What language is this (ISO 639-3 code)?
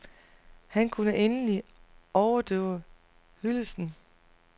dan